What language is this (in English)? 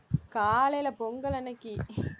Tamil